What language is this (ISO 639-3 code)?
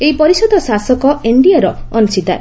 ori